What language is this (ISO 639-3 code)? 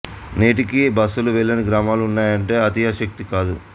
tel